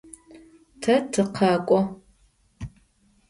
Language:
Adyghe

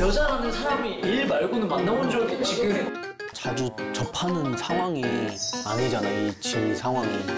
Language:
Korean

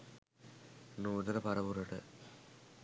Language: Sinhala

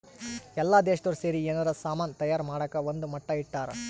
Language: Kannada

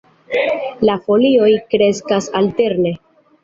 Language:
Esperanto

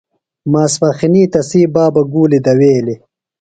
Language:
Phalura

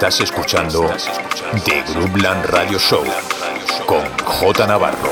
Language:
Spanish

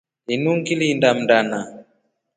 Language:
Rombo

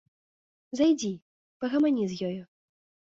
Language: Belarusian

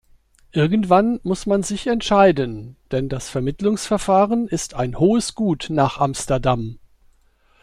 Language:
German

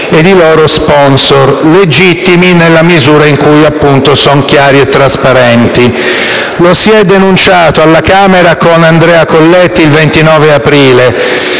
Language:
Italian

